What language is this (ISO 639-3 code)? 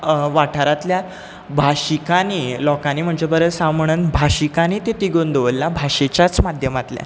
kok